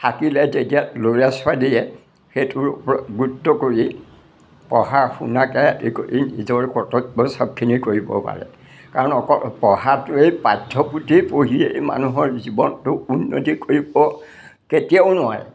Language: Assamese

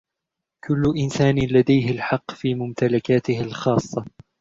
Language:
Arabic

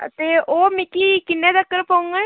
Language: Dogri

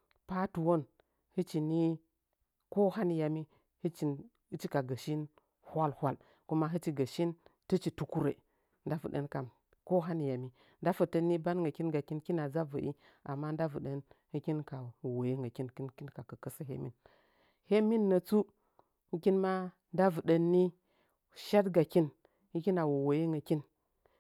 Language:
Nzanyi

